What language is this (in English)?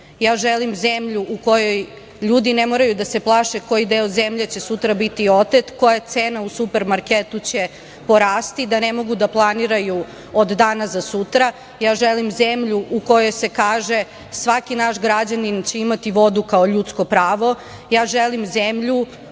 Serbian